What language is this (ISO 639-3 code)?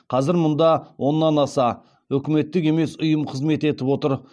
kaz